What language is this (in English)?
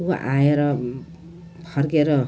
Nepali